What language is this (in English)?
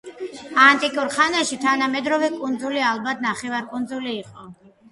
Georgian